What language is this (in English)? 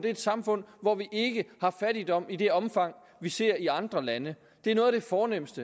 Danish